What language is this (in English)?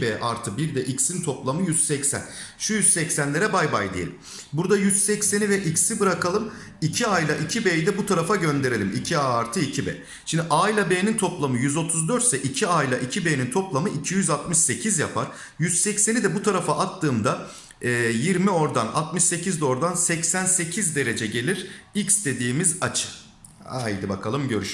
Turkish